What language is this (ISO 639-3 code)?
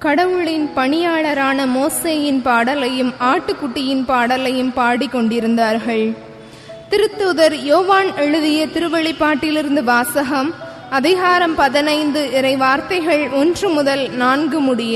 tam